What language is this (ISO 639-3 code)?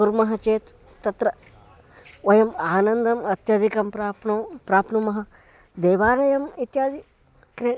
san